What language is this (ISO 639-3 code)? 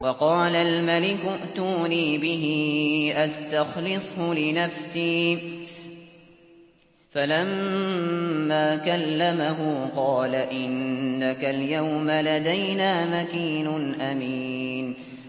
ara